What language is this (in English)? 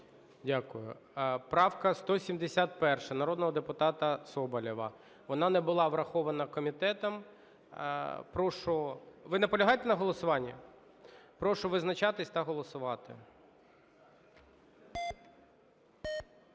Ukrainian